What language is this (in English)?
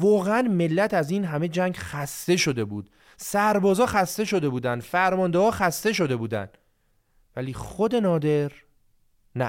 Persian